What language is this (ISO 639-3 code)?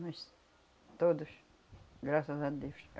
por